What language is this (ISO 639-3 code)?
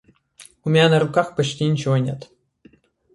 rus